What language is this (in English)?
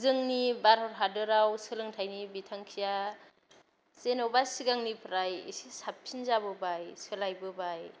Bodo